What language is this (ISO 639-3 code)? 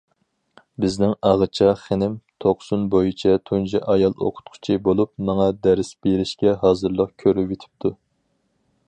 uig